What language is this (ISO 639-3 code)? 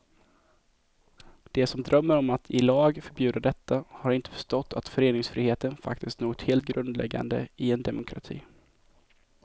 swe